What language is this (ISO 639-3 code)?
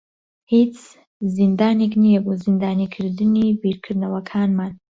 ckb